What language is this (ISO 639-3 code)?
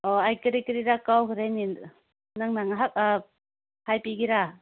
mni